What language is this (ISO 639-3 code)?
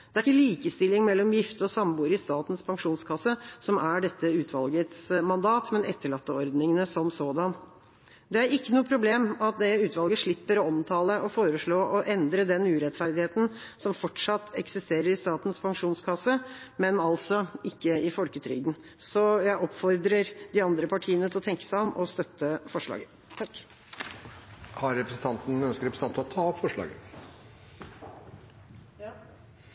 nor